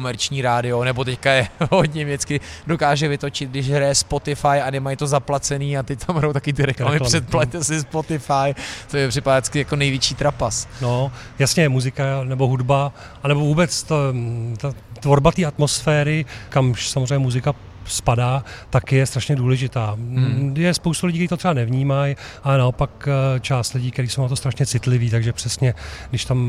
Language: Czech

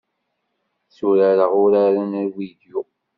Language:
Kabyle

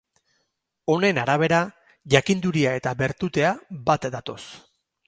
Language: Basque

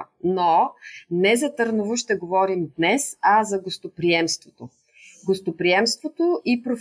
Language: Bulgarian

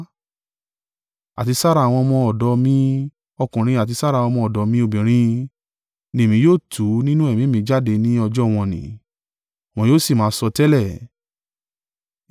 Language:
Yoruba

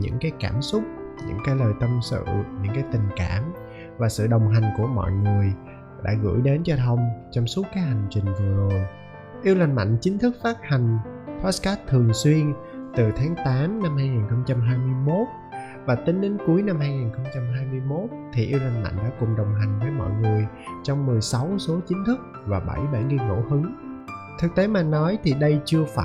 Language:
Vietnamese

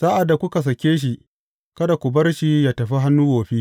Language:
Hausa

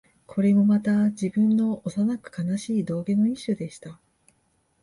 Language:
Japanese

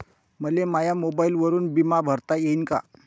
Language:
Marathi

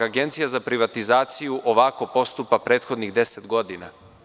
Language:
Serbian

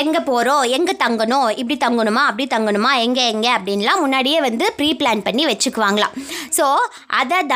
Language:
Tamil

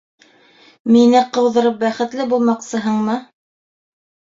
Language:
Bashkir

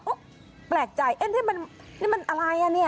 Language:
Thai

